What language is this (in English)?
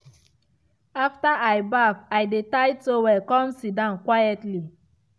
Nigerian Pidgin